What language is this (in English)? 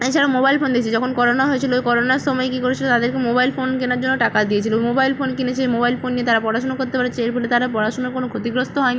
Bangla